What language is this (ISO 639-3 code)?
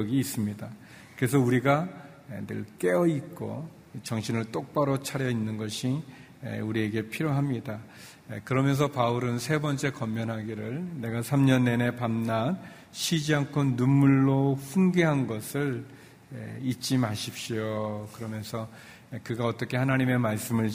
kor